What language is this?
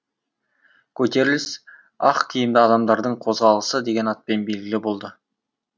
Kazakh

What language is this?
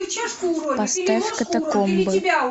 Russian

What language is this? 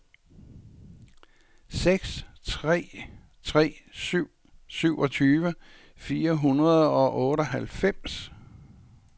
Danish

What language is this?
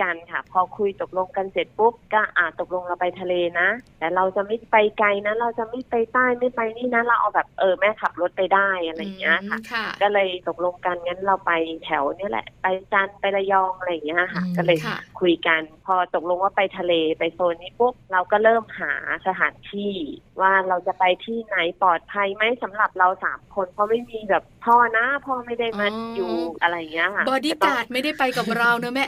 Thai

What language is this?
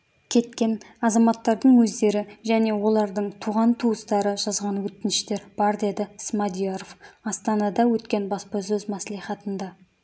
Kazakh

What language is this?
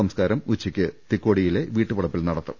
Malayalam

